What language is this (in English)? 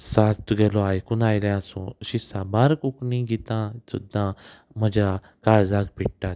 Konkani